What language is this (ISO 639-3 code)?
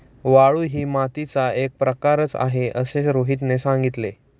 mar